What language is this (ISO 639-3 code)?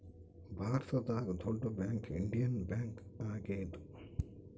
kan